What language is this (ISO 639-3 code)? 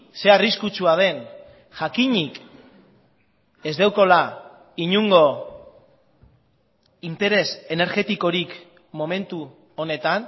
eus